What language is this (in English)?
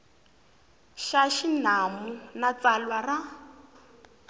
Tsonga